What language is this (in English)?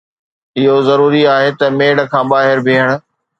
Sindhi